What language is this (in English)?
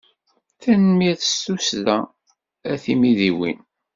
Kabyle